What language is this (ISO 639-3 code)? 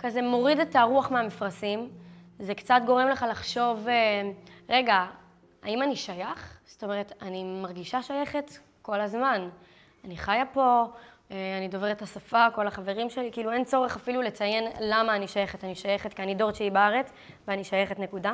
heb